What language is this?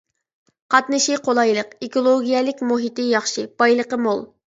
Uyghur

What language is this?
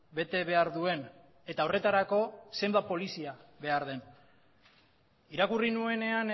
Basque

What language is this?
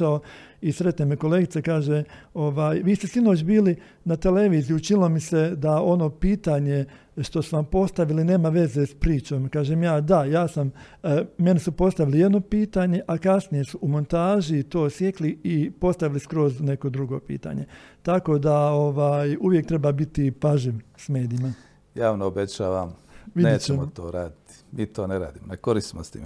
Croatian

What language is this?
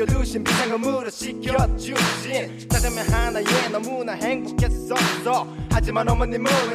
Korean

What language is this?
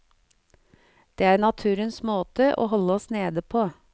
Norwegian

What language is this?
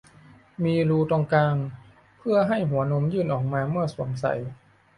Thai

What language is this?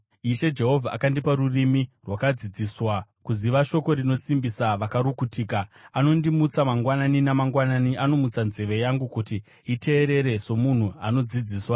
Shona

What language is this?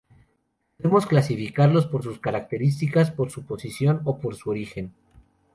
Spanish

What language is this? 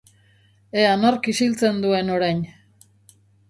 Basque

